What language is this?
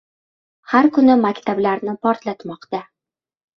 Uzbek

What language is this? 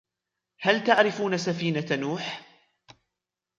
Arabic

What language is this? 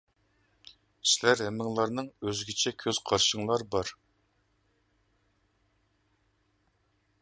Uyghur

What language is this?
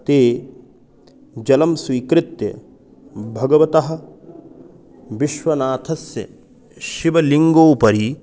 Sanskrit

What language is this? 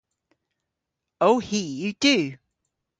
Cornish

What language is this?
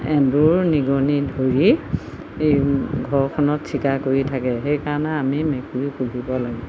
Assamese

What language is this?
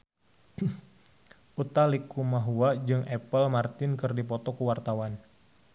Sundanese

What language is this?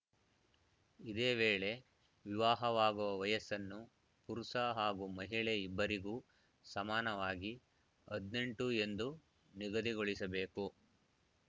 Kannada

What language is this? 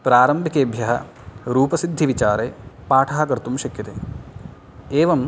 Sanskrit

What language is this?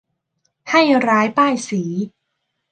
Thai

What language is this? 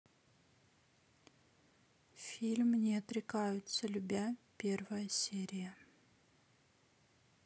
Russian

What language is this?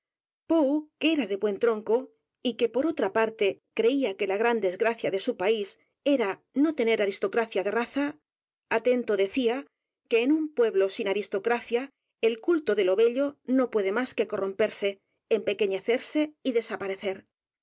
Spanish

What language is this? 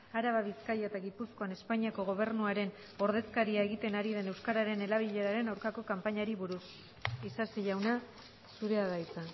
Basque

